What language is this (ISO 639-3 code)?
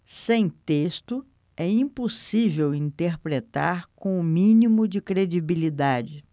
por